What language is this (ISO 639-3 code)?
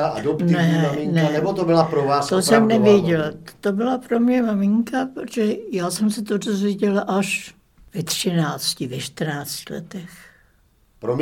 ces